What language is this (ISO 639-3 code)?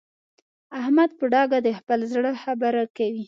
pus